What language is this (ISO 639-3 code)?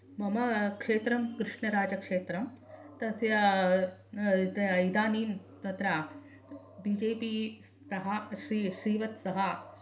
san